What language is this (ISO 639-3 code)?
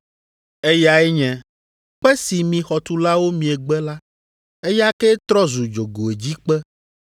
ewe